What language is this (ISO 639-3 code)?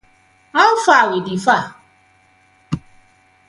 pcm